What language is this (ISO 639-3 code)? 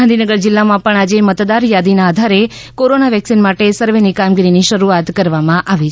guj